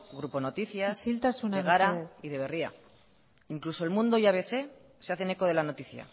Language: Spanish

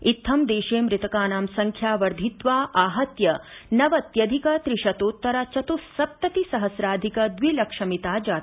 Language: Sanskrit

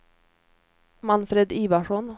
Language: Swedish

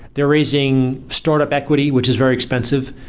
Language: English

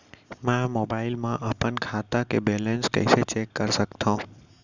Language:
Chhattisgarhi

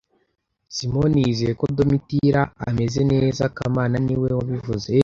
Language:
Kinyarwanda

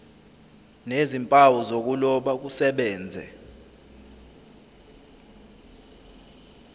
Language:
Zulu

